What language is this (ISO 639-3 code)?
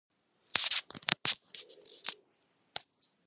kat